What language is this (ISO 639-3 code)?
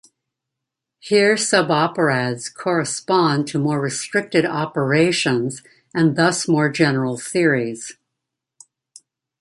eng